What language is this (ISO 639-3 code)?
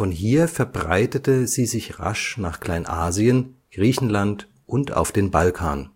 deu